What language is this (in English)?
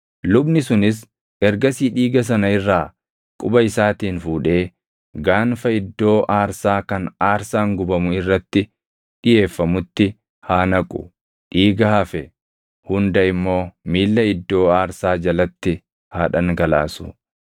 Oromo